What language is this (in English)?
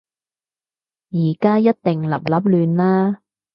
Cantonese